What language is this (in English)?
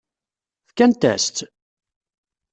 Kabyle